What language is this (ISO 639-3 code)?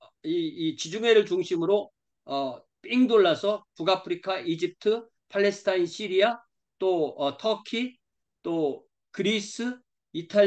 kor